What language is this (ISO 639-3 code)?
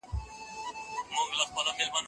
pus